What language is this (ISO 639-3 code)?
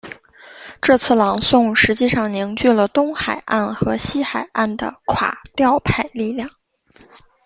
zho